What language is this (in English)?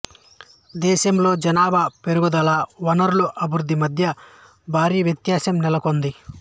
Telugu